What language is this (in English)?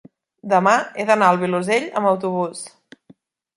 Catalan